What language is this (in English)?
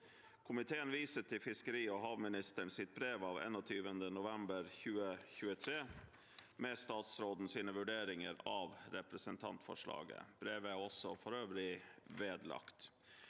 Norwegian